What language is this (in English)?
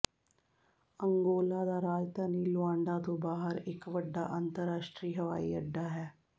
Punjabi